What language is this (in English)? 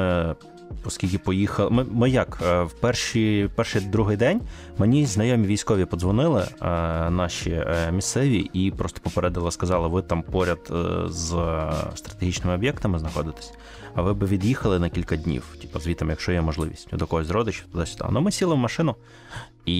Ukrainian